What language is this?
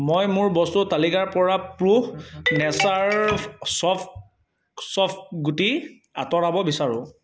Assamese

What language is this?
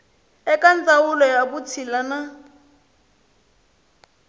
Tsonga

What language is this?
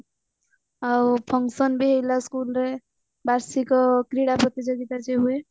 Odia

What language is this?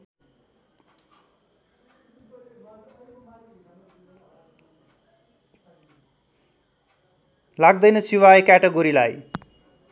Nepali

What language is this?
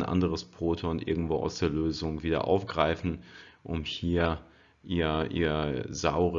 German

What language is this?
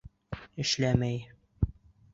Bashkir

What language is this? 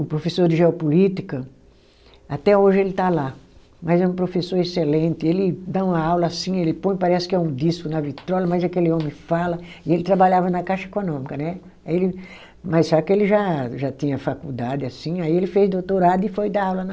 Portuguese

